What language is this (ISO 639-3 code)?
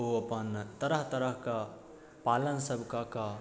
mai